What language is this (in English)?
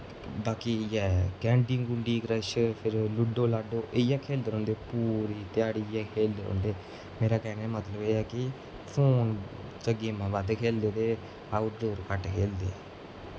Dogri